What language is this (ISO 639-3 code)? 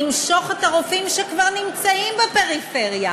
heb